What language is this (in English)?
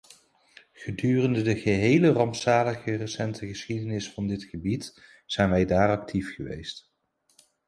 Dutch